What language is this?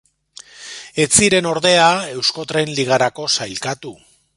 Basque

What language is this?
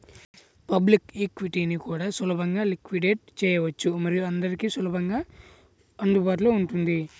Telugu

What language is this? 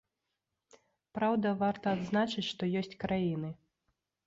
Belarusian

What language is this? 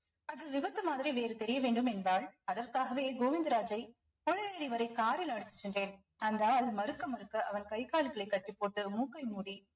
Tamil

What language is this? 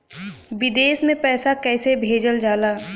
Bhojpuri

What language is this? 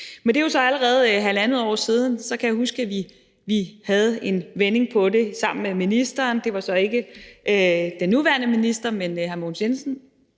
Danish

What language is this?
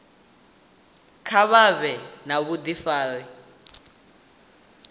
Venda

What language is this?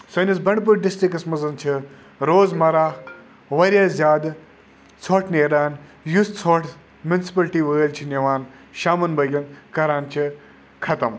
Kashmiri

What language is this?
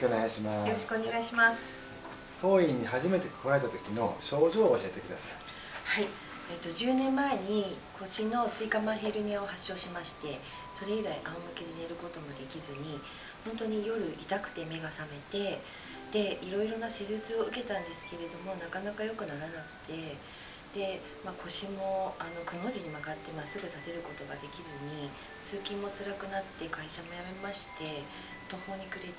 Japanese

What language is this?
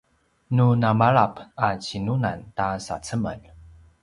Paiwan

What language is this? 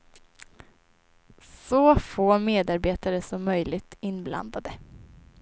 Swedish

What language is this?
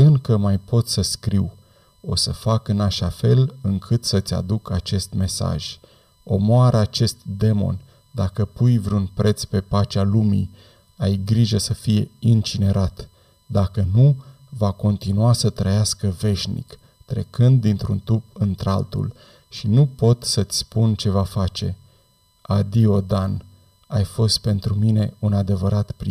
Romanian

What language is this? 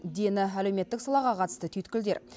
Kazakh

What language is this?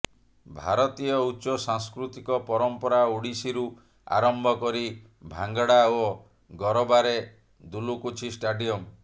Odia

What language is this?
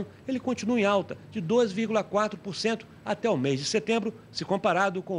Portuguese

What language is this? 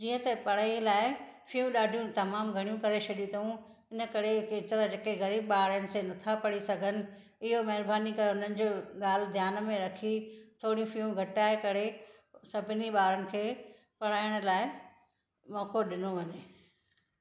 Sindhi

